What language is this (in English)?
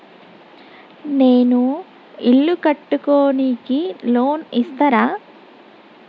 Telugu